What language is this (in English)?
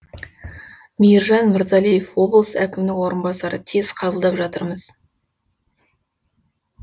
Kazakh